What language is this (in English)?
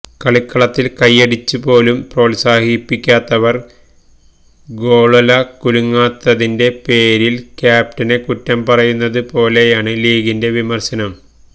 Malayalam